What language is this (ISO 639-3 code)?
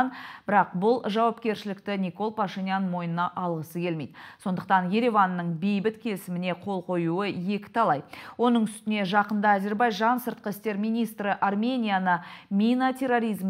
rus